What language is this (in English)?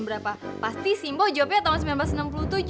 Indonesian